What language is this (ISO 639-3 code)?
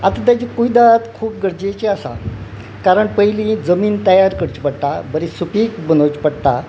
kok